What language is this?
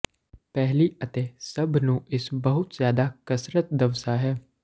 Punjabi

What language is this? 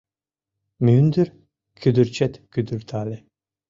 Mari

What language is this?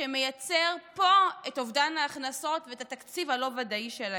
Hebrew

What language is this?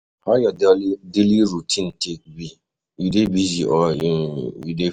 Nigerian Pidgin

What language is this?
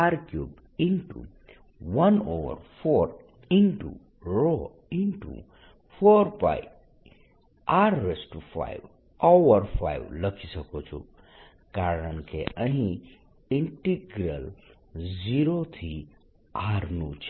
Gujarati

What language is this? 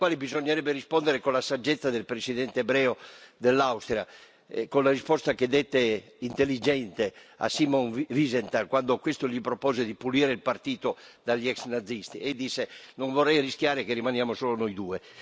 Italian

